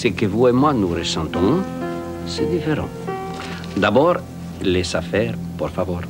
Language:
French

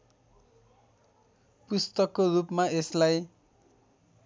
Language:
Nepali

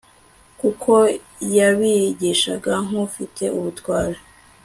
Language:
Kinyarwanda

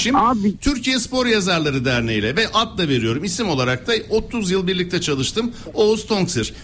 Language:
Turkish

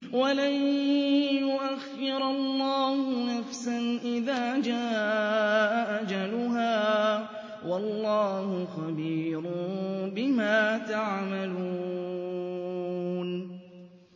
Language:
Arabic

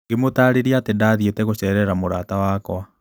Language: Kikuyu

